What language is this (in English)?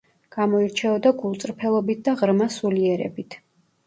Georgian